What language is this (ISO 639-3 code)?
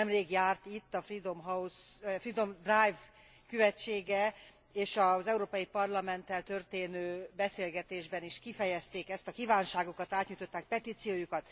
hun